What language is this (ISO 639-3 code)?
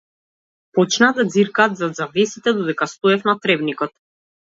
mkd